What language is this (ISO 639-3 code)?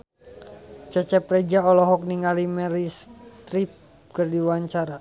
sun